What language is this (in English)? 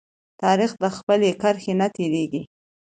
Pashto